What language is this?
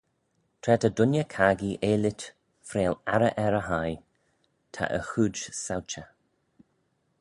Manx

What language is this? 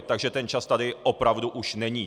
Czech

